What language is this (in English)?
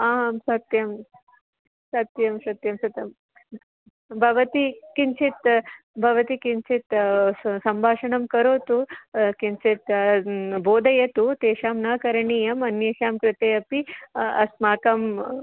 Sanskrit